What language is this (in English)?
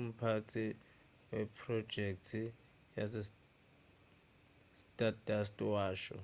Zulu